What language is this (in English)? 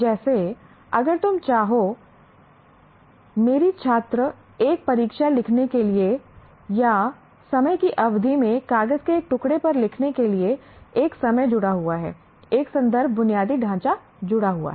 Hindi